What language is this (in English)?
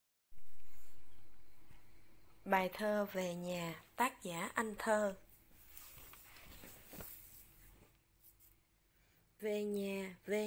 Vietnamese